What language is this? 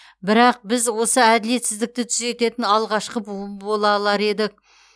Kazakh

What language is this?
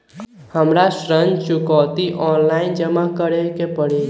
Magahi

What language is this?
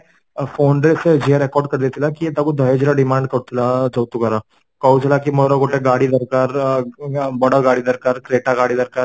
Odia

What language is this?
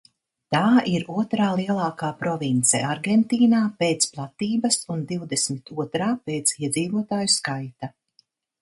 Latvian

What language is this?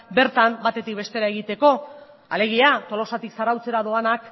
Basque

